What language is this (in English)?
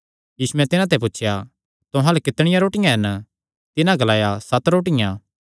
Kangri